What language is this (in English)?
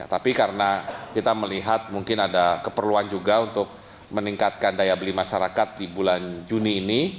Indonesian